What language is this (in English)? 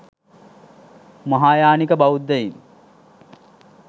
Sinhala